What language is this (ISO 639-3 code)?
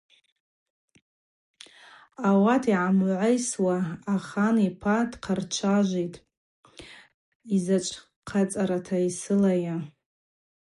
abq